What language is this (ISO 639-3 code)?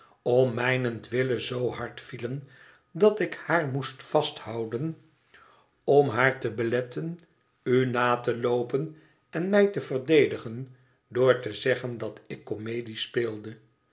nld